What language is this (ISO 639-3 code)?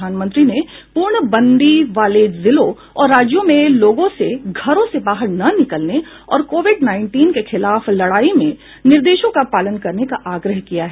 hin